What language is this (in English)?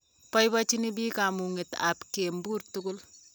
Kalenjin